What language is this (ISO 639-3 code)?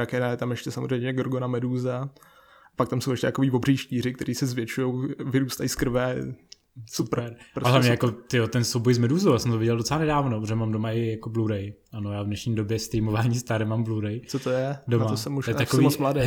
ces